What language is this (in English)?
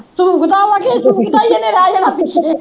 Punjabi